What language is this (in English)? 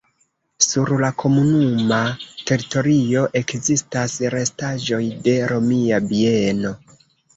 Esperanto